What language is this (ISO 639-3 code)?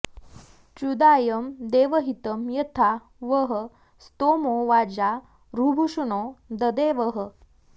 san